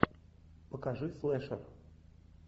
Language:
Russian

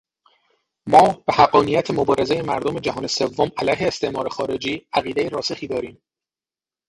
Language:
Persian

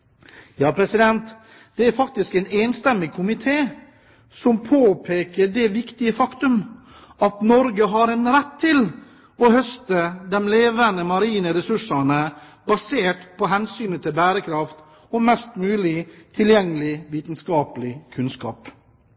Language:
Norwegian Bokmål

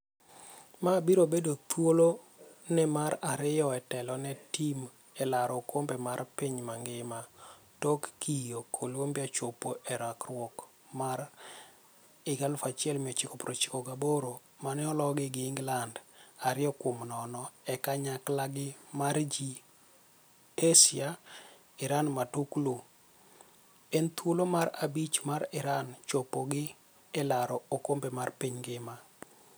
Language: Luo (Kenya and Tanzania)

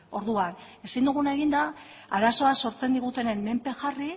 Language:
Basque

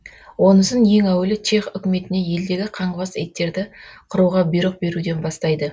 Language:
Kazakh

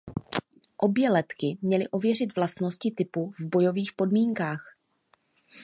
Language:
Czech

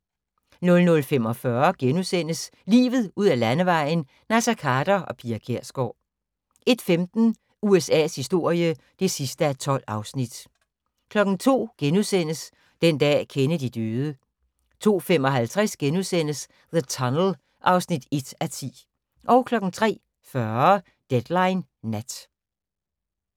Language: Danish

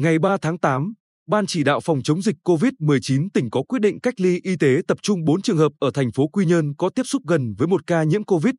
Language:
Vietnamese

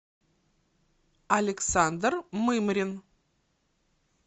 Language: Russian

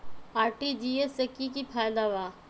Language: Magahi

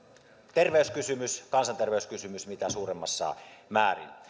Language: Finnish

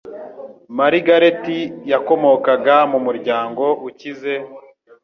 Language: Kinyarwanda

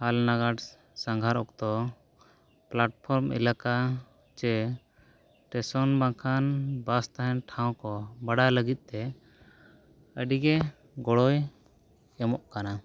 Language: Santali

